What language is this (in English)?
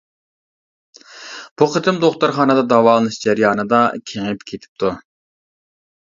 Uyghur